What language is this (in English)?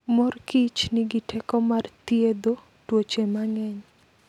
Luo (Kenya and Tanzania)